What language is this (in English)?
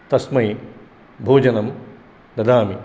Sanskrit